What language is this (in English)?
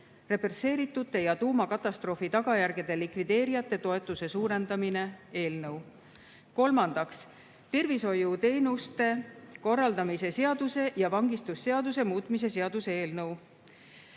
Estonian